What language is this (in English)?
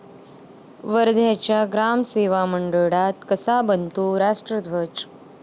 Marathi